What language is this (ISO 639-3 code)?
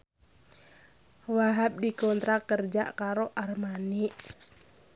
jav